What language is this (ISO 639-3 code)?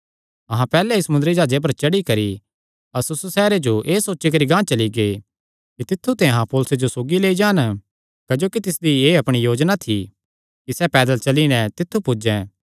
xnr